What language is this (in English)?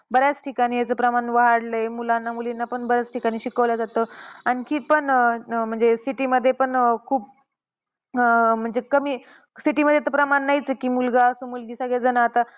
Marathi